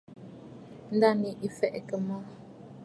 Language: Bafut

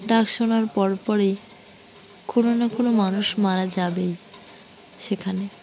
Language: Bangla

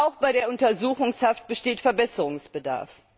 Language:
German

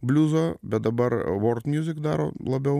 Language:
Lithuanian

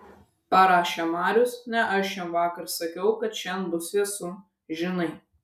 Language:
Lithuanian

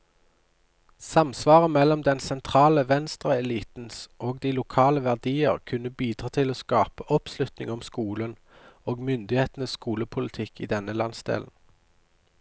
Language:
Norwegian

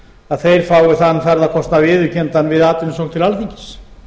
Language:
Icelandic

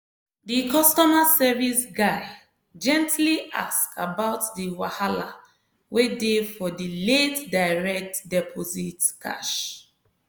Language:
Nigerian Pidgin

